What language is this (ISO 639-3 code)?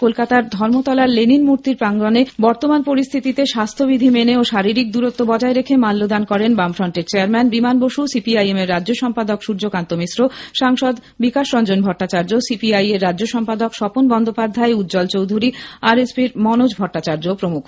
ben